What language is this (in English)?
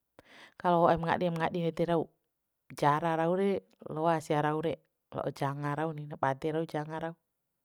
Bima